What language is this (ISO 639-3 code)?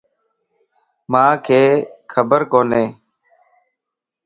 lss